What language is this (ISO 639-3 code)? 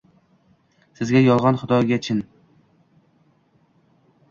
uzb